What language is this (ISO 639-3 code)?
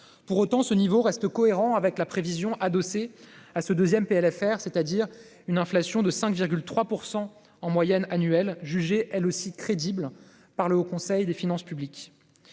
fra